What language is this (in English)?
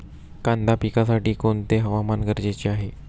Marathi